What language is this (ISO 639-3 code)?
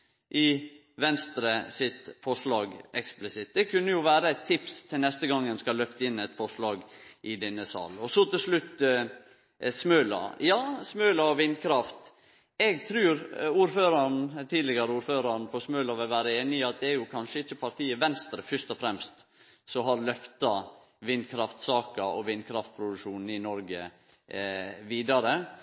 nno